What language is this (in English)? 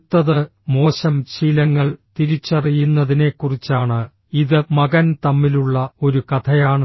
Malayalam